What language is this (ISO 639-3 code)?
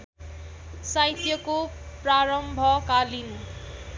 nep